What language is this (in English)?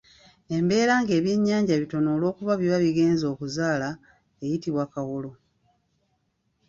Ganda